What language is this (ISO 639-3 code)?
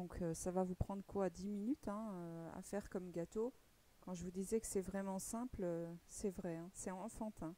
fra